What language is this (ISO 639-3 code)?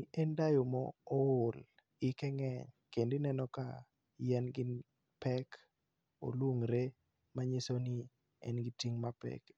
luo